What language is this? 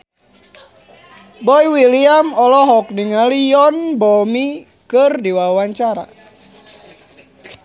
Sundanese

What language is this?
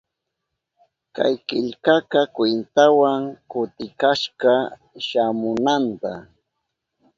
Southern Pastaza Quechua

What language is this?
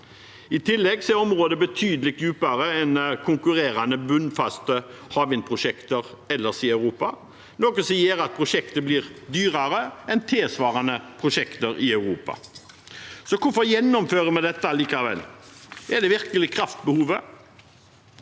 Norwegian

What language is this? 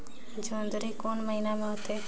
Chhattisgarhi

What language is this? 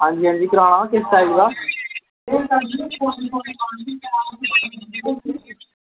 Dogri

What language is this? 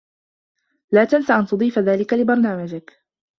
Arabic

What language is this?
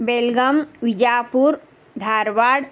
Sanskrit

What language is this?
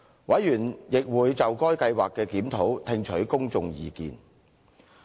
Cantonese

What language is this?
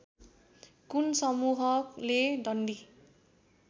Nepali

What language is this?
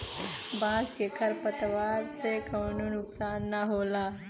Bhojpuri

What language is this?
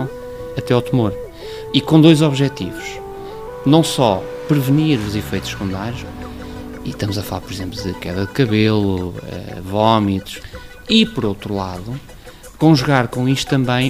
Portuguese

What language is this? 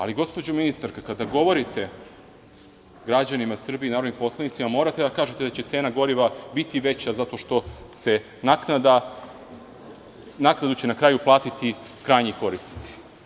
Serbian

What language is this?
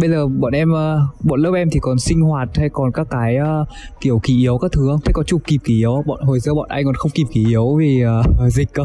Vietnamese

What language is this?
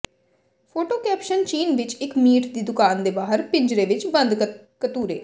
Punjabi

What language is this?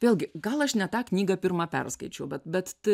Lithuanian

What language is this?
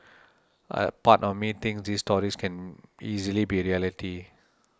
English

